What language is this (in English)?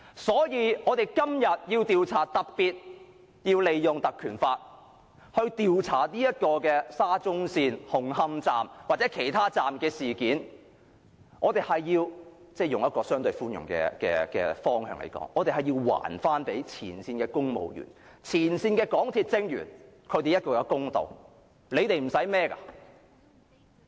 Cantonese